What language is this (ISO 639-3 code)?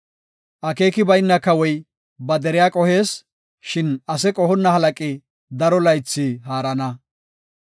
gof